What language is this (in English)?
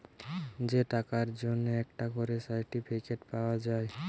Bangla